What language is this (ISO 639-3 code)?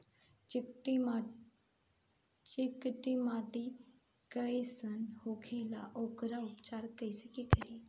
bho